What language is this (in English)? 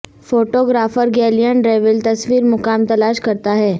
Urdu